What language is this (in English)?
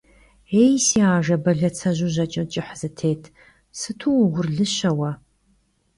Kabardian